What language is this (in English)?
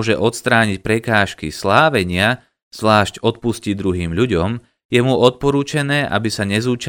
Slovak